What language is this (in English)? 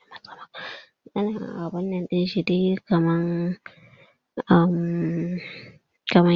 Hausa